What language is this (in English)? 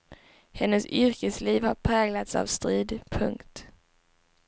Swedish